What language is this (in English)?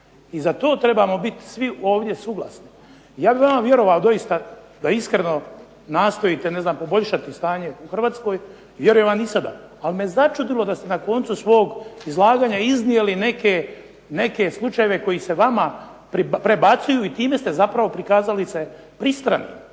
Croatian